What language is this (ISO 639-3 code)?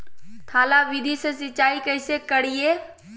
mag